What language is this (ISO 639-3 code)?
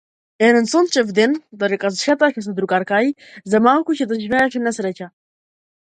mkd